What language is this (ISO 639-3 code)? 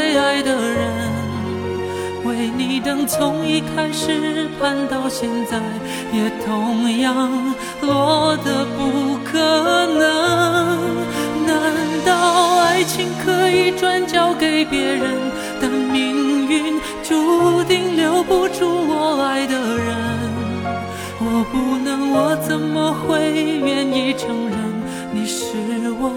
zho